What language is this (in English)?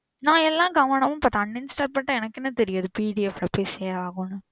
Tamil